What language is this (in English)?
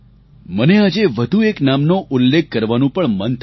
Gujarati